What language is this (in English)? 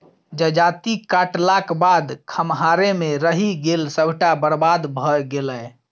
Maithili